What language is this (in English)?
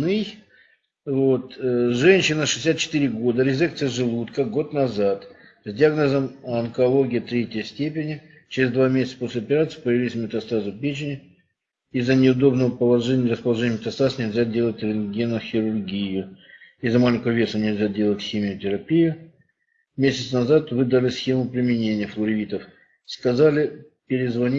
Russian